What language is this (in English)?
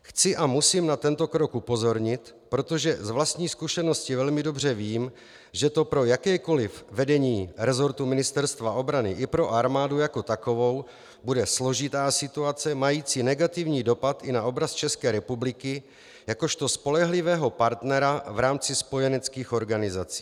Czech